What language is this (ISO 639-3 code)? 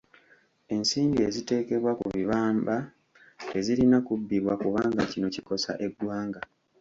lug